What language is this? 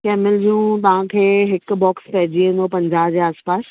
Sindhi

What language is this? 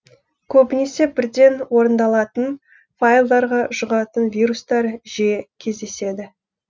Kazakh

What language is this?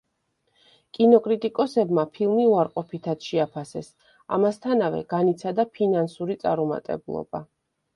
Georgian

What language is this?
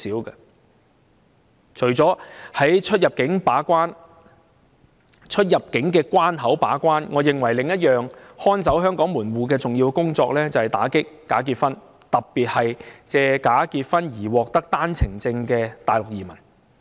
Cantonese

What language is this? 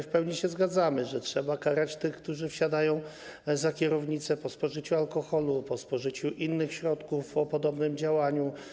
Polish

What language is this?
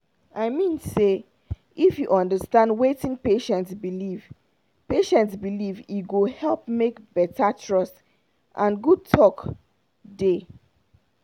Nigerian Pidgin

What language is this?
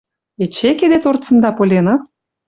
Western Mari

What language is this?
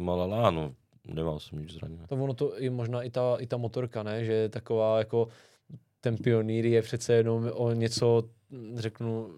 Czech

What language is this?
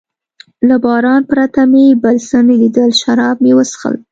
Pashto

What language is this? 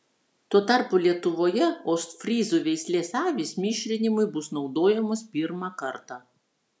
Lithuanian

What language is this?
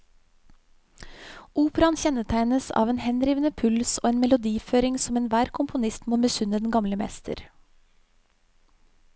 Norwegian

